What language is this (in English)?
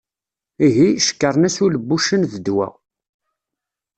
Kabyle